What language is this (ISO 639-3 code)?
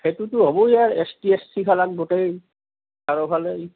asm